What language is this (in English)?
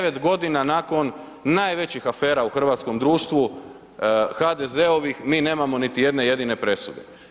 Croatian